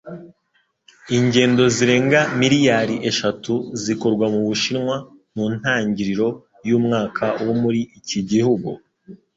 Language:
Kinyarwanda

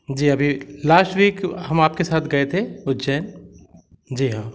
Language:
Hindi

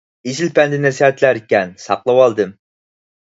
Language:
Uyghur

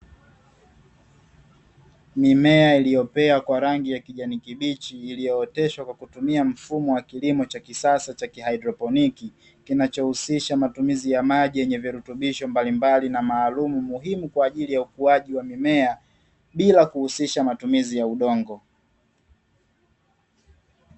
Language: Swahili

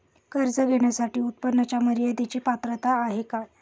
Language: Marathi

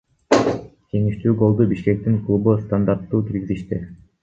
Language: Kyrgyz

